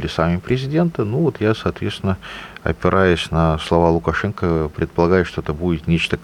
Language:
Russian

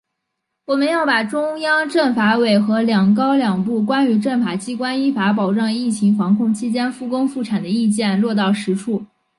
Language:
Chinese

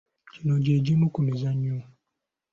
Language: Ganda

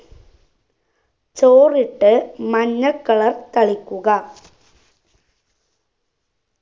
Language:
Malayalam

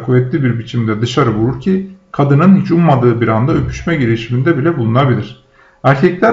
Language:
Turkish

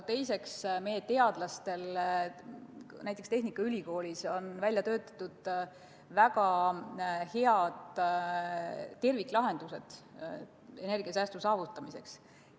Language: Estonian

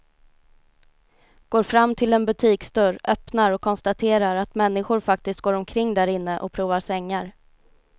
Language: Swedish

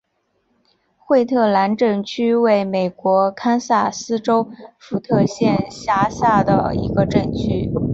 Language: Chinese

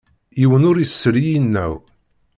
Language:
Kabyle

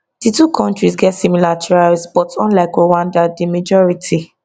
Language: Nigerian Pidgin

